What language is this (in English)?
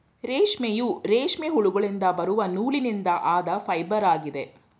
Kannada